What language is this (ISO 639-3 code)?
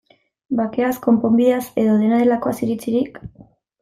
eus